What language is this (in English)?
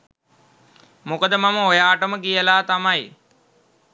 Sinhala